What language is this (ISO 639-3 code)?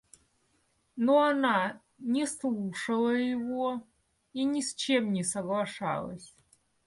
rus